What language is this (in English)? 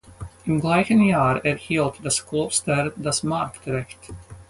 German